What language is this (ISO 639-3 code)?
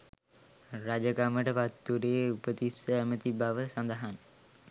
sin